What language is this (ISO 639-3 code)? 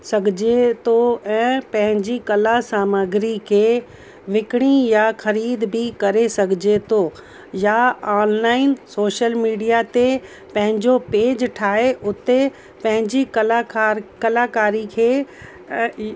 snd